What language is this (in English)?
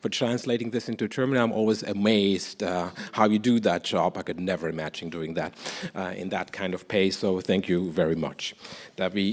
English